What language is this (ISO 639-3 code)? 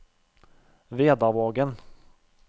nor